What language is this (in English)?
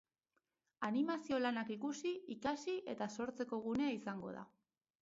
Basque